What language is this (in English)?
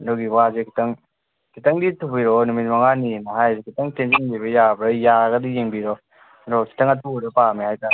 Manipuri